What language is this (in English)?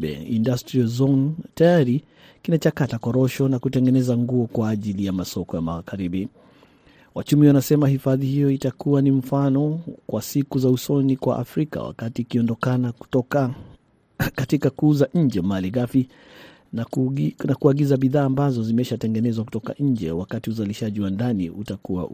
Swahili